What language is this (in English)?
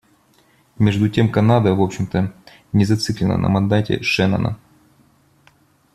Russian